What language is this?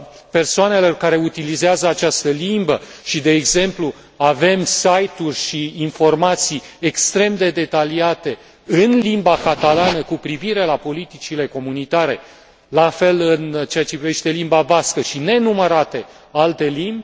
Romanian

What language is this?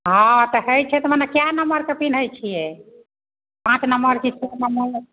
Maithili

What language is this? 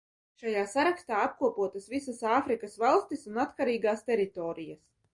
Latvian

